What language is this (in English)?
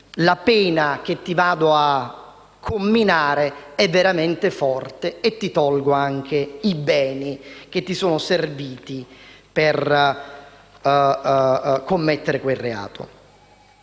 Italian